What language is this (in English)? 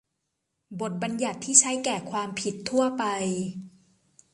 Thai